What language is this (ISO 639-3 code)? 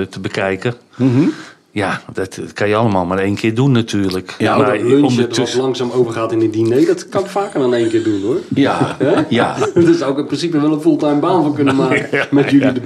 nld